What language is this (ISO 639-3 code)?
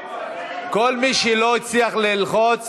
heb